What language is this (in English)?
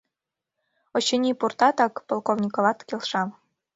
Mari